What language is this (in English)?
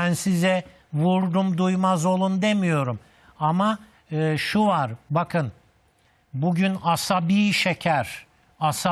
Turkish